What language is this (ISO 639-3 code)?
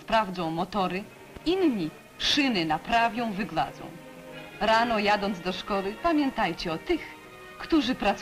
pol